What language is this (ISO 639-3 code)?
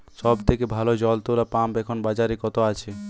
ben